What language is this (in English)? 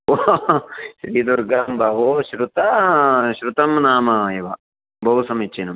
Sanskrit